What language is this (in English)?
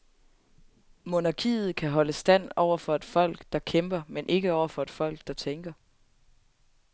Danish